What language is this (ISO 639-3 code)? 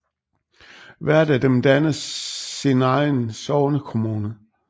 dan